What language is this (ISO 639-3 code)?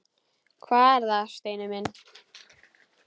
isl